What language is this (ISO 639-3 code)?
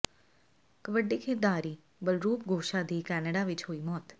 pan